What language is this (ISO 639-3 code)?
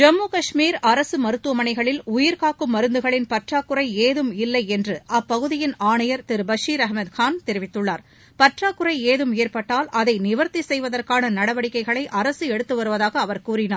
tam